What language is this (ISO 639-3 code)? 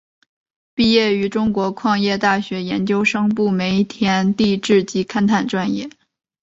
zho